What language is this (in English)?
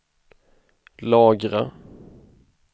Swedish